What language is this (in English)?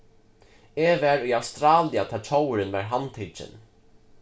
Faroese